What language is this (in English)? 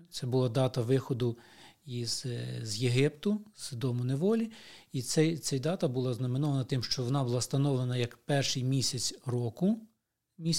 Ukrainian